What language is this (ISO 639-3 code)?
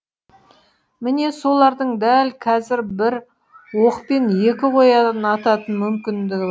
kaz